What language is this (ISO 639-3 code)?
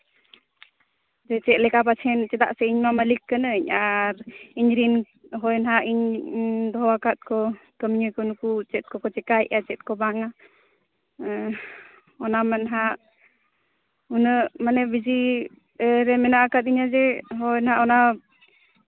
sat